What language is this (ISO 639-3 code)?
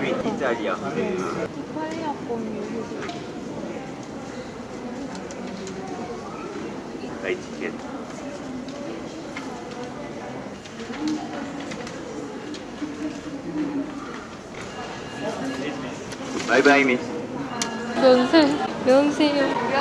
kor